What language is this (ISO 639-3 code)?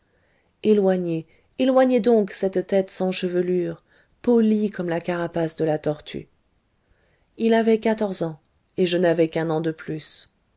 fra